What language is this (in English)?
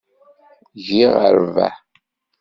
Kabyle